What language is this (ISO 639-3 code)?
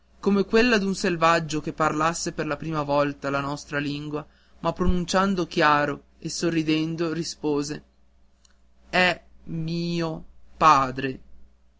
ita